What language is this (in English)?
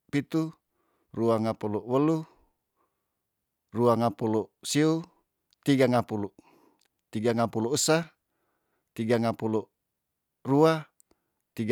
Tondano